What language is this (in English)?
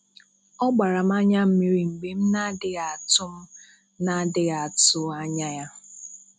Igbo